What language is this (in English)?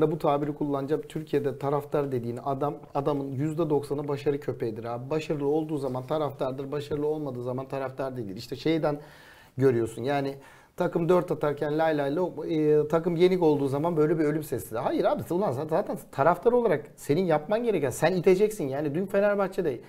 Turkish